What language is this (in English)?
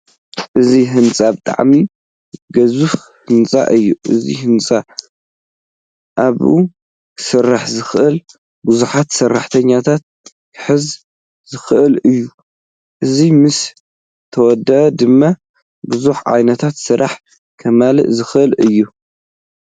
Tigrinya